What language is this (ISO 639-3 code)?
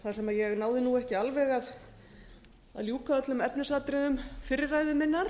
isl